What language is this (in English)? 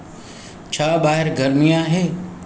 Sindhi